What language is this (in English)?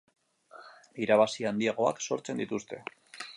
Basque